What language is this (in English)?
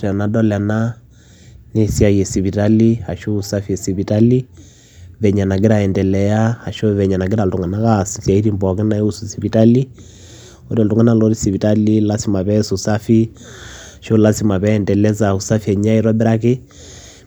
Masai